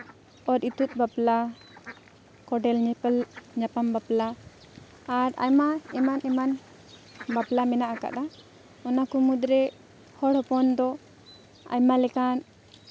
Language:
Santali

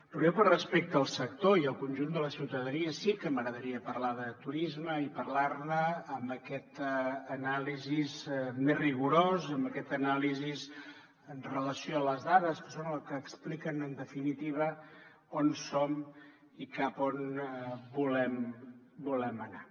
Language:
Catalan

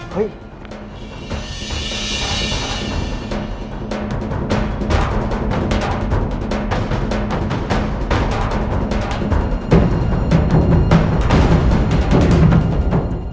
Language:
Thai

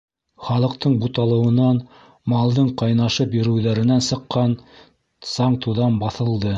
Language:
Bashkir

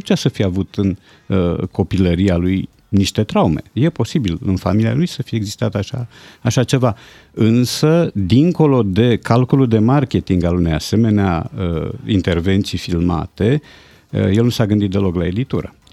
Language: Romanian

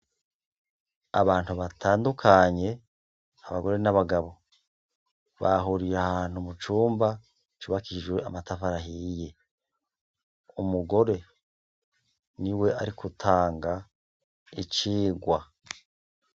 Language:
Rundi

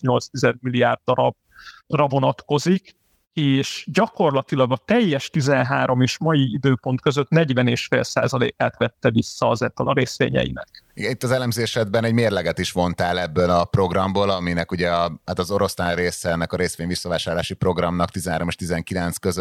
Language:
Hungarian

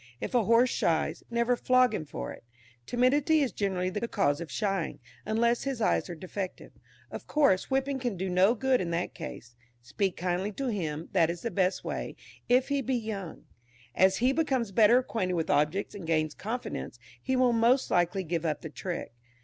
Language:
English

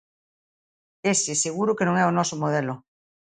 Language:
Galician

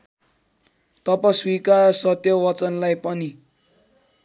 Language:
Nepali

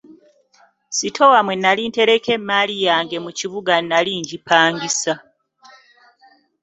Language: Ganda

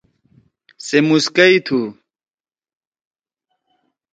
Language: Torwali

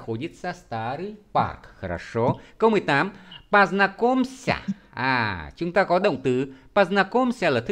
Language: Vietnamese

